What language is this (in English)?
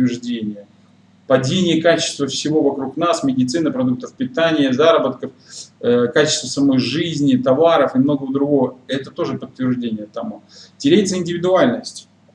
Russian